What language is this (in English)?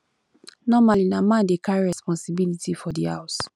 Nigerian Pidgin